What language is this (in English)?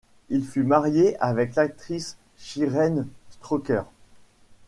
French